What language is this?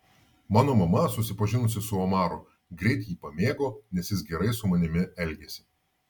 Lithuanian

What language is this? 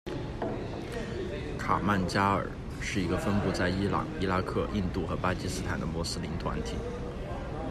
Chinese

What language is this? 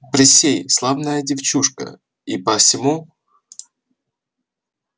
Russian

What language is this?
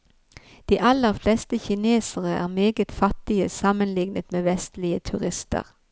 Norwegian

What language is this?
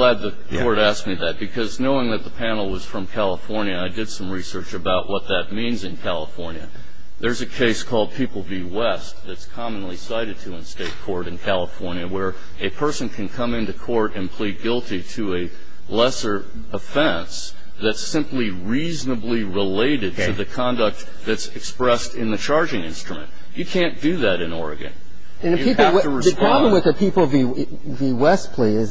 English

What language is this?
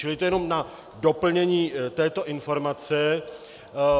Czech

